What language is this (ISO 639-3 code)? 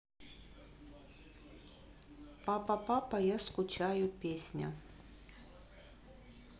rus